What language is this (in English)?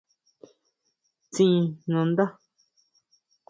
Huautla Mazatec